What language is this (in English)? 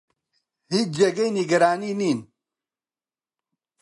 Central Kurdish